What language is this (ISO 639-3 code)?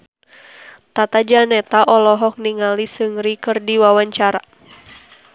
sun